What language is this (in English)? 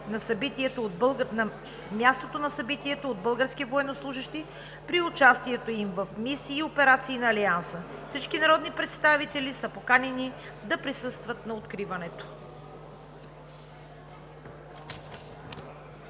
Bulgarian